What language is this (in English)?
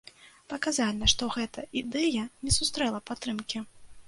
Belarusian